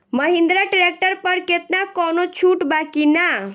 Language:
Bhojpuri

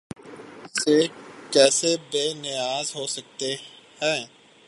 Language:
Urdu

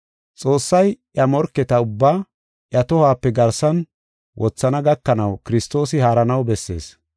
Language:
Gofa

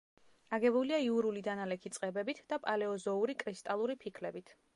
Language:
Georgian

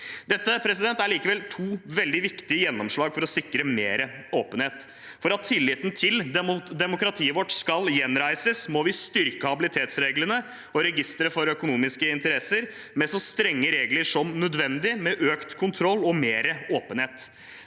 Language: Norwegian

